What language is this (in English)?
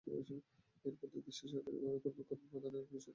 Bangla